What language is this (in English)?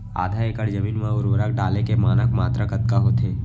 Chhattisgarhi